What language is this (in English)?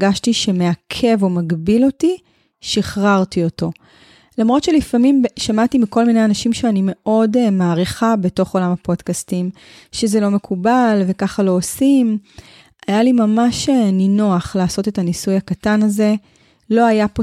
Hebrew